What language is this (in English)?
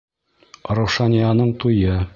Bashkir